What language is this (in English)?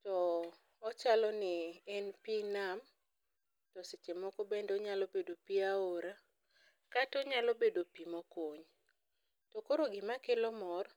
Luo (Kenya and Tanzania)